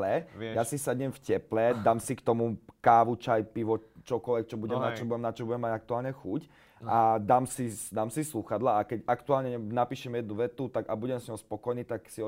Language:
Slovak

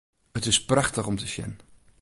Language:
Western Frisian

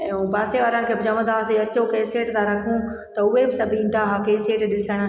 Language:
Sindhi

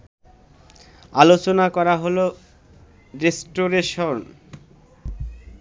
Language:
Bangla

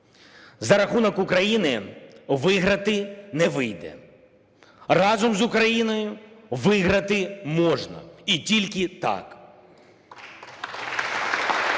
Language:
Ukrainian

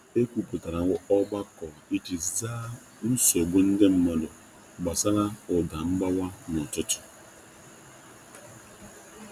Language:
Igbo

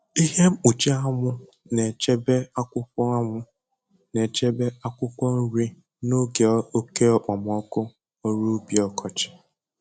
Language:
Igbo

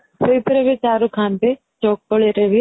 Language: Odia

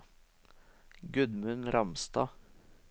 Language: Norwegian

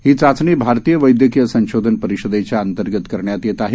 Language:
Marathi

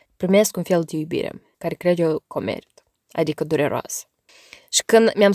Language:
Romanian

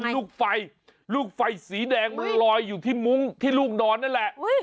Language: Thai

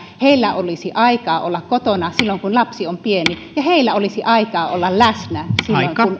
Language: Finnish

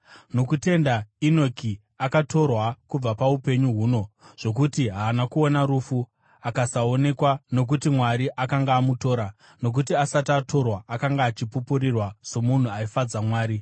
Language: Shona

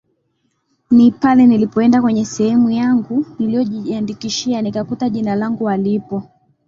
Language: Swahili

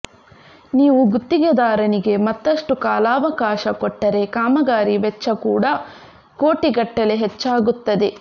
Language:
Kannada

